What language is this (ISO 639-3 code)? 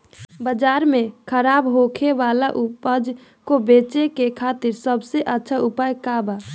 bho